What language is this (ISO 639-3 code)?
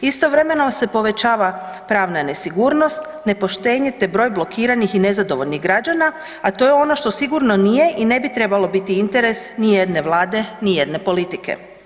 hrv